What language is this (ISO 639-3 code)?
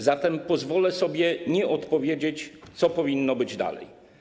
pol